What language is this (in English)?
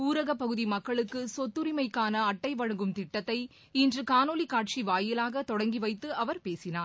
Tamil